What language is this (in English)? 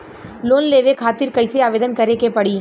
Bhojpuri